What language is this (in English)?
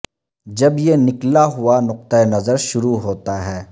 Urdu